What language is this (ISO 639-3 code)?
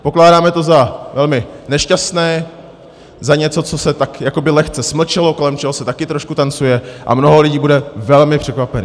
ces